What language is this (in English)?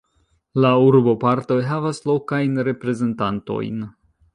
Esperanto